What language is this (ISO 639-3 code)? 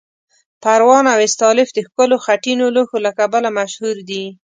pus